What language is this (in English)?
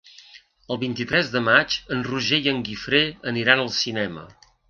Catalan